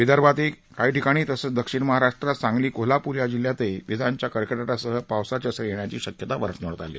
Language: Marathi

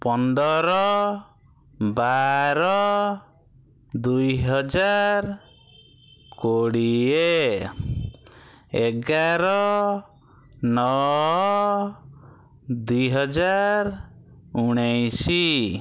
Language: Odia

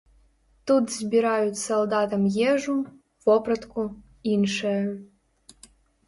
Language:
Belarusian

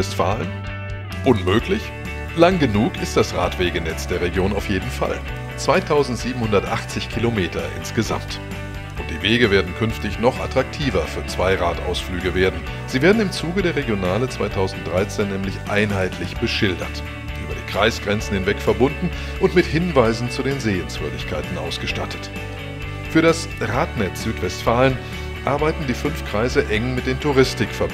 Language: German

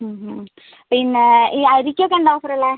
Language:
Malayalam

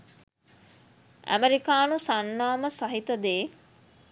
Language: Sinhala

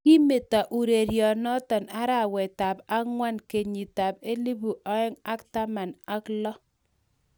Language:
Kalenjin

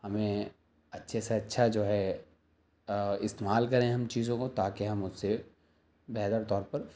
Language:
Urdu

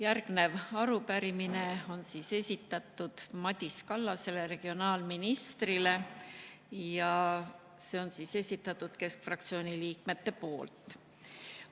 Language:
Estonian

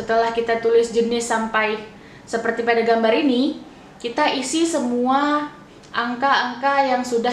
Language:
Indonesian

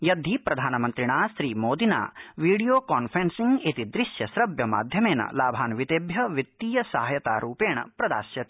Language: Sanskrit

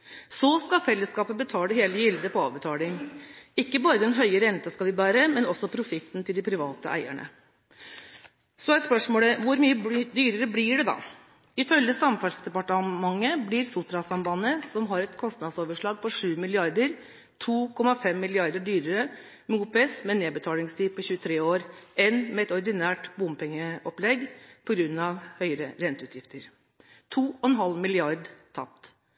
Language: Norwegian Bokmål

